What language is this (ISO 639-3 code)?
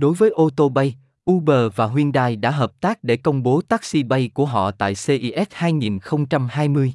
vie